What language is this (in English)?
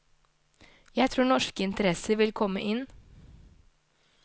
Norwegian